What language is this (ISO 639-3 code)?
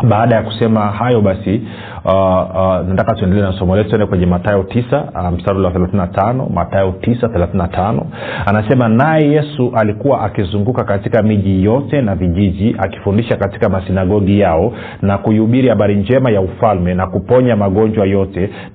swa